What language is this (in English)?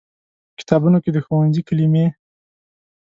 Pashto